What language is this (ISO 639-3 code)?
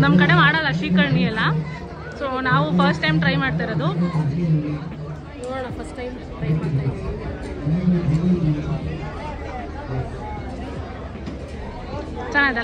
kan